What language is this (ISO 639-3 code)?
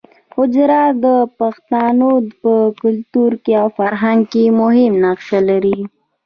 pus